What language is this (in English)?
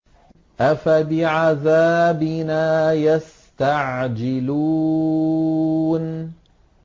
Arabic